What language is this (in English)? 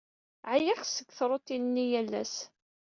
Kabyle